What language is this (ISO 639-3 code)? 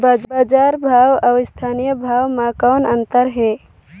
hne